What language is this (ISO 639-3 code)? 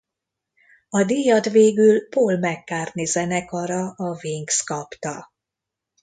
hun